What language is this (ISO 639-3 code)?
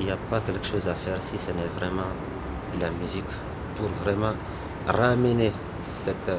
fra